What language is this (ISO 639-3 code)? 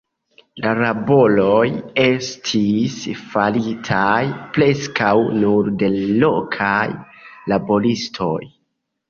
epo